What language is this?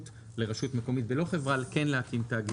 Hebrew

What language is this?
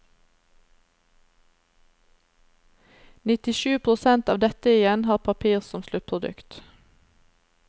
Norwegian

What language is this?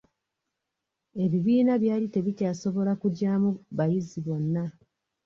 Ganda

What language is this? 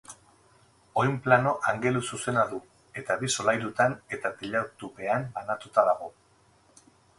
Basque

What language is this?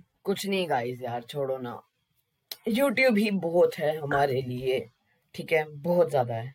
Hindi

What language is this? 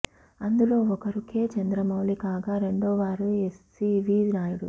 Telugu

